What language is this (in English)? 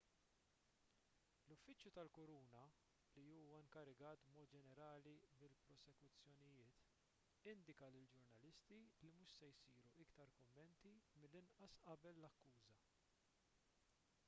Maltese